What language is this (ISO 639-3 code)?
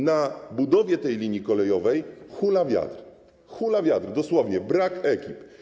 pol